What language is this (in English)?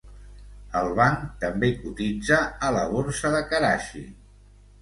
Catalan